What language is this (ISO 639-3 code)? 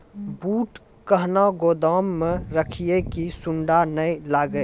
mai